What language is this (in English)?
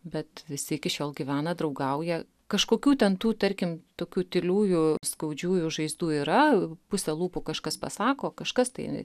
Lithuanian